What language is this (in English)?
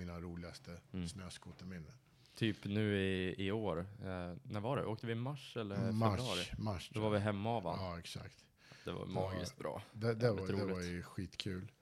Swedish